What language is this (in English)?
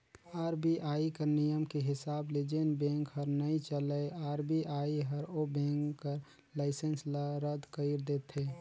Chhattisgarhi